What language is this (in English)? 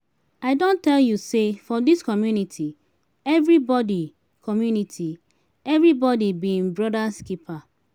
Nigerian Pidgin